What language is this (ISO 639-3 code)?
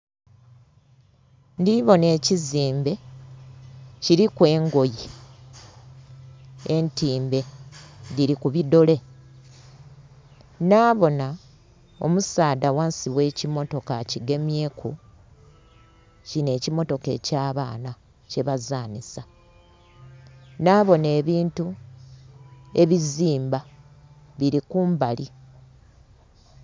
xog